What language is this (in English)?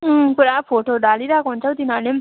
Nepali